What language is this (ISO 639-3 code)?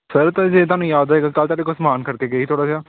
pan